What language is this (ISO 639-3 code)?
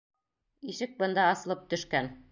bak